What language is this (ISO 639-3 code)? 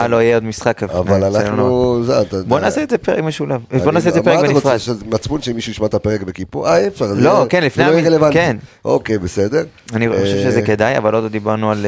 heb